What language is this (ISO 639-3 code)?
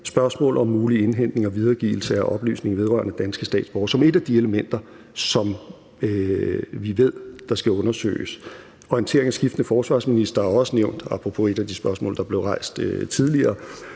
dan